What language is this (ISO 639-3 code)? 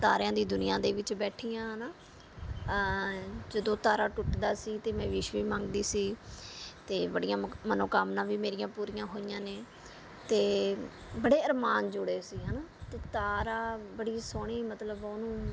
pan